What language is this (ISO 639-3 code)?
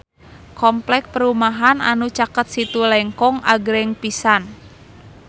sun